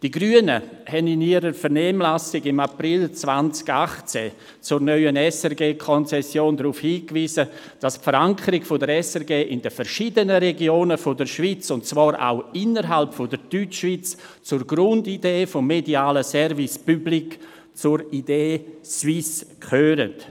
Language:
Swiss German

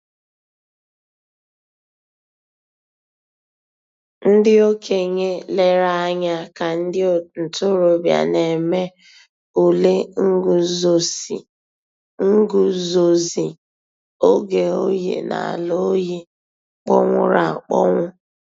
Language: Igbo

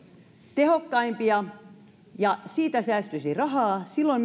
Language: Finnish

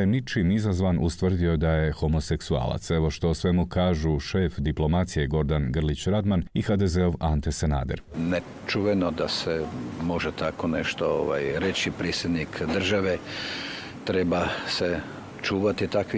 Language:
Croatian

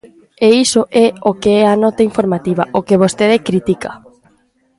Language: Galician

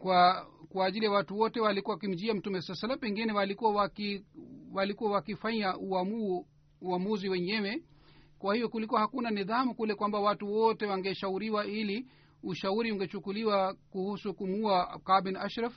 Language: Swahili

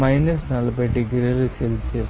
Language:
Telugu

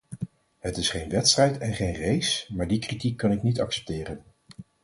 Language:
Dutch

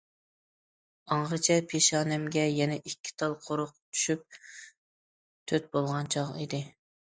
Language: Uyghur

